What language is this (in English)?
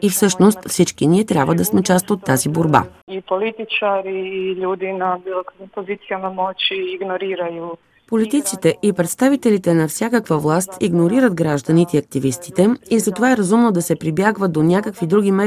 Bulgarian